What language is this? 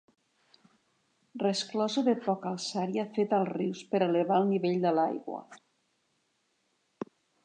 Catalan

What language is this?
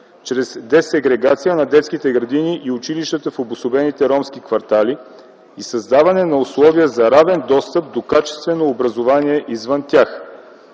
Bulgarian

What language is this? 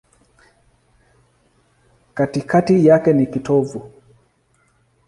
Swahili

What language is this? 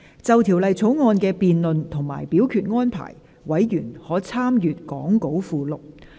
Cantonese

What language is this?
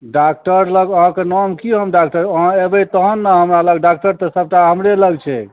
Maithili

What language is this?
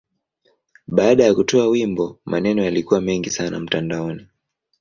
Swahili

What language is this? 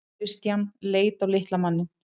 Icelandic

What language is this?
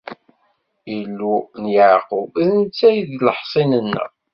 Kabyle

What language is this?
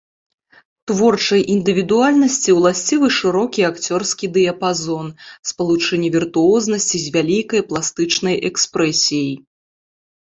Belarusian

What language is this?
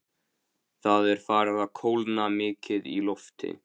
Icelandic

